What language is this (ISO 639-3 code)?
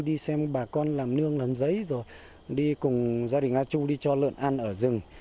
vie